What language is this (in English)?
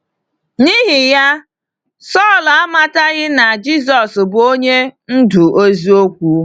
Igbo